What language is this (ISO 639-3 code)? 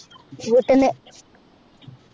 mal